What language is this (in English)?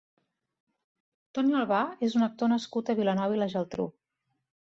Catalan